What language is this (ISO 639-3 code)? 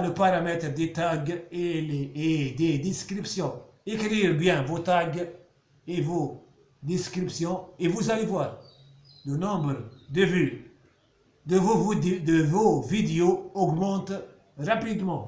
fra